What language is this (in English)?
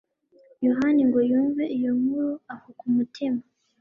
Kinyarwanda